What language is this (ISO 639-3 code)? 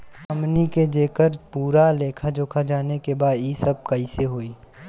bho